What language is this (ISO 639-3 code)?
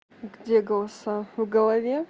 rus